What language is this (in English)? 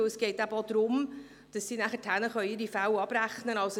Swiss German